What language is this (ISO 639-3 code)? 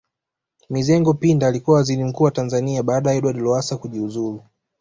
swa